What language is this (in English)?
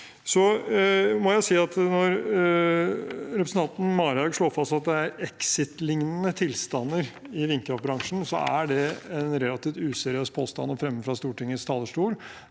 Norwegian